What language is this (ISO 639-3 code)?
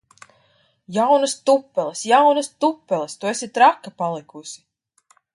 lav